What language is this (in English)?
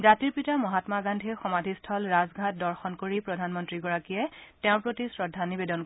Assamese